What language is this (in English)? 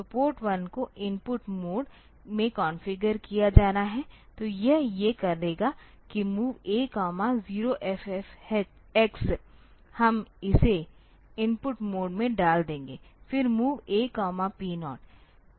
Hindi